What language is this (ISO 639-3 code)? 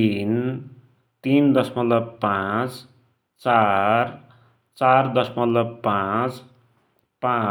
dty